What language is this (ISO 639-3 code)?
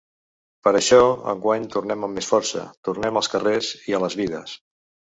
cat